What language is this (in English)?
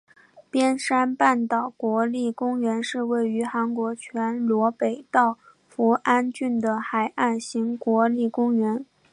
Chinese